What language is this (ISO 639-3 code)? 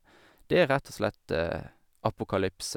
nor